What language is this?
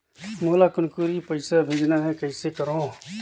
Chhattisgarhi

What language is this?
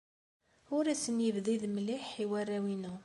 Kabyle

